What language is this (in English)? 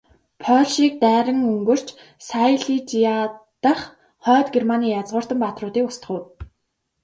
Mongolian